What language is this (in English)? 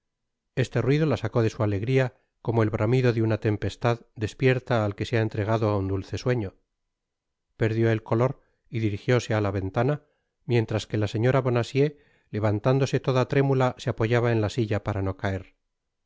Spanish